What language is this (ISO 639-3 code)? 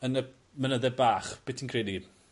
cym